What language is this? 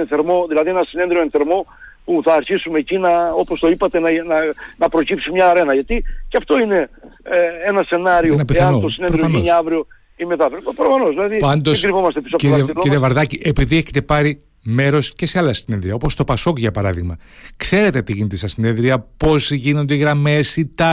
Greek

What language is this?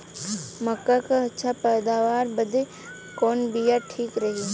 Bhojpuri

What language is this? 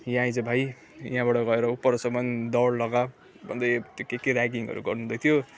Nepali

